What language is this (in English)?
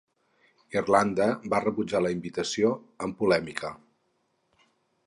Catalan